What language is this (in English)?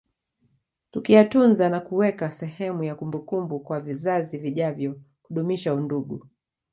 Swahili